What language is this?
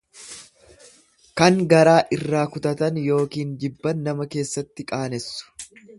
Oromo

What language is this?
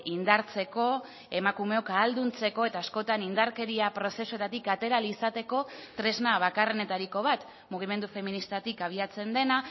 Basque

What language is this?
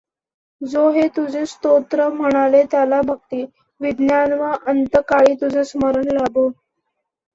Marathi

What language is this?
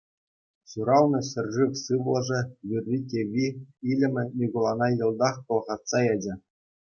Chuvash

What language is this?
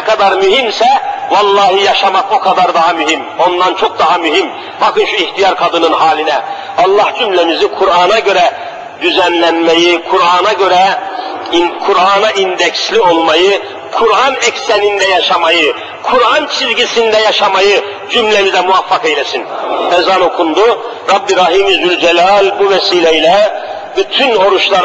Turkish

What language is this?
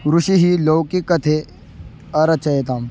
Sanskrit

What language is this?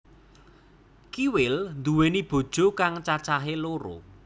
Javanese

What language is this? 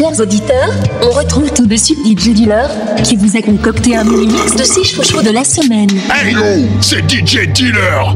French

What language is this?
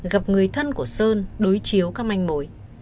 Vietnamese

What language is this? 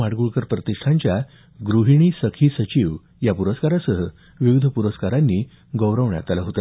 Marathi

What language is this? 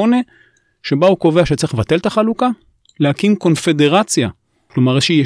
Hebrew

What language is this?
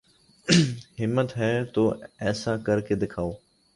Urdu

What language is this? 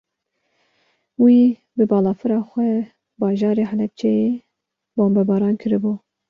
Kurdish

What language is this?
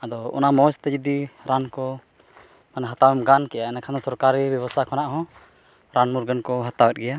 Santali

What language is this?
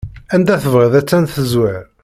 Kabyle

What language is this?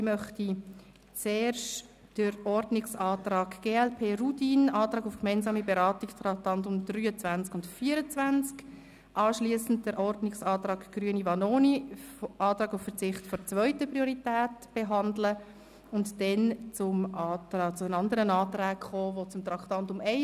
Swiss German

